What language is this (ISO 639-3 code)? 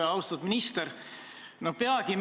est